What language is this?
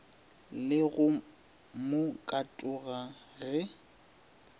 Northern Sotho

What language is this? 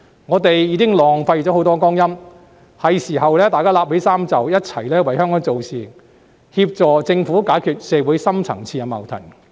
Cantonese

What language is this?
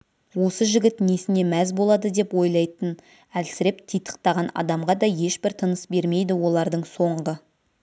Kazakh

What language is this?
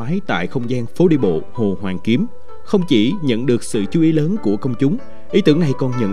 Vietnamese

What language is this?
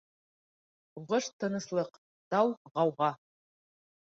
Bashkir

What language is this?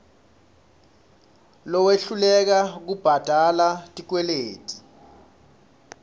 Swati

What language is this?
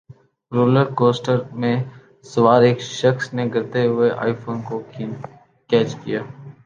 Urdu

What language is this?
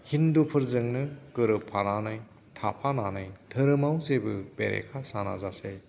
Bodo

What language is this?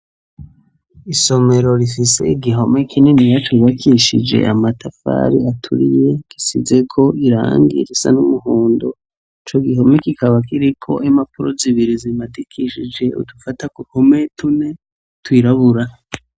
Rundi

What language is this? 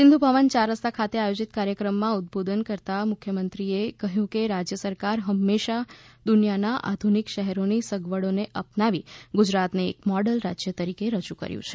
Gujarati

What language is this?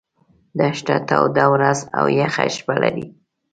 Pashto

